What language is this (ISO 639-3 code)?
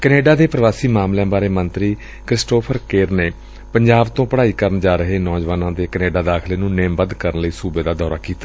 pan